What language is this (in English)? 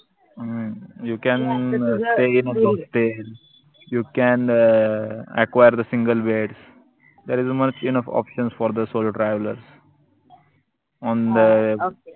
Marathi